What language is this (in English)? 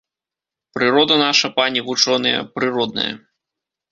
Belarusian